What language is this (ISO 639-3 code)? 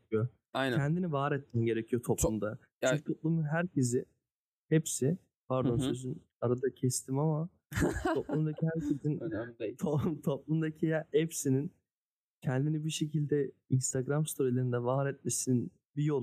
tur